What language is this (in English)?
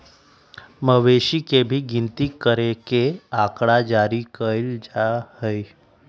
Magahi